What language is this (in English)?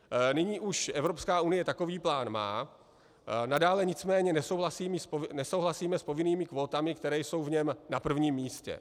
Czech